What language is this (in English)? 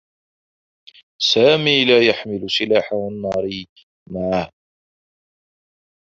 Arabic